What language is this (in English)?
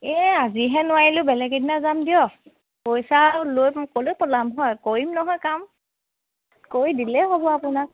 Assamese